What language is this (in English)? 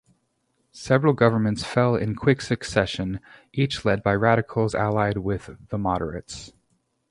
English